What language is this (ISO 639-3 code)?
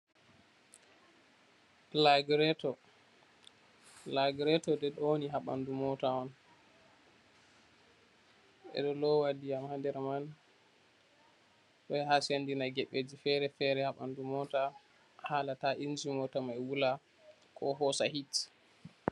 ful